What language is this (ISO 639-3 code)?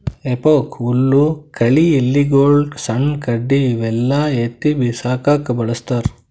kan